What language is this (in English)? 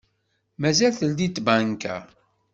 Kabyle